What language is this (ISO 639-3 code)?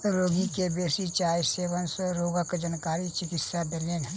mai